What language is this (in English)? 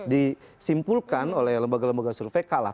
Indonesian